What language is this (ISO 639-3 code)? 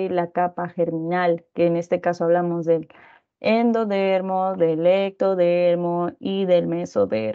spa